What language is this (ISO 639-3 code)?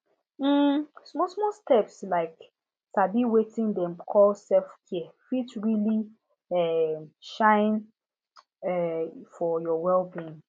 pcm